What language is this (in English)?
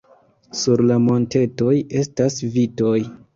Esperanto